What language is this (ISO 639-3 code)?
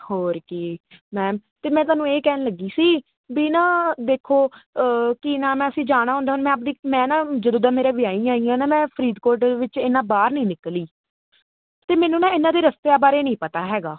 pan